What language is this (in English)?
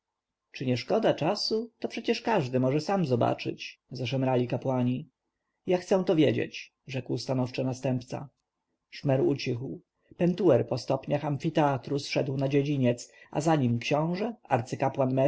Polish